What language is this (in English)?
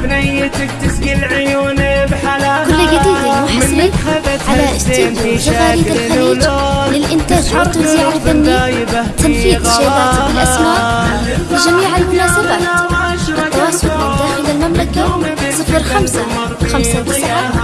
Arabic